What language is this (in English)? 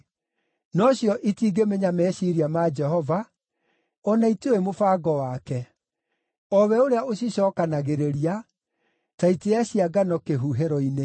Kikuyu